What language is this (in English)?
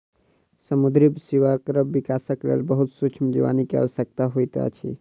Maithili